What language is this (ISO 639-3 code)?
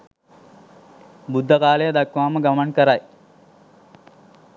sin